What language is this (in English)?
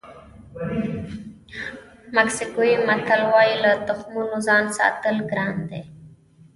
Pashto